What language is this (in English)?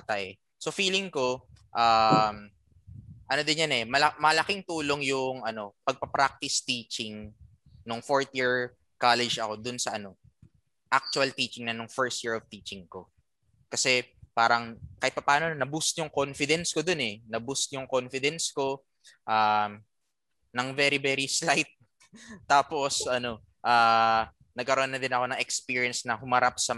Filipino